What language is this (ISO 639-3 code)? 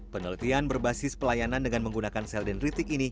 ind